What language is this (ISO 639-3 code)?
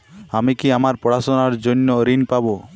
ben